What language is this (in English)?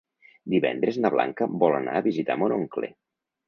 Catalan